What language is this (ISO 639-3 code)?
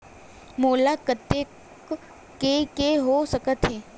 hne